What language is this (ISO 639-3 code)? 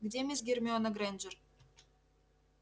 rus